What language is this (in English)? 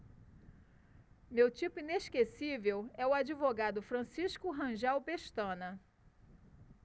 Portuguese